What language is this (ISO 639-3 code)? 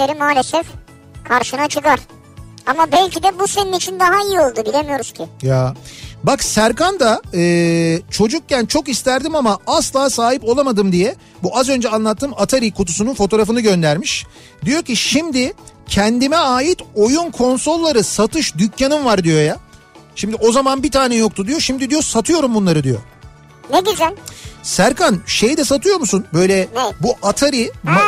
tur